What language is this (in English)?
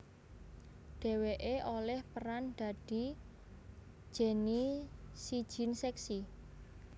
Javanese